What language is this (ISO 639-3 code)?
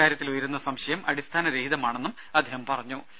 mal